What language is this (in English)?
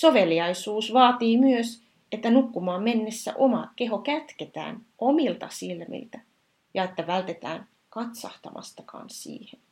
Finnish